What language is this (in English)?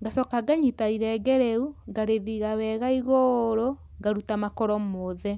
Kikuyu